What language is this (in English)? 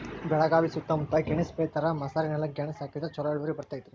Kannada